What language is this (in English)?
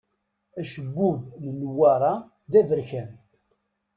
Kabyle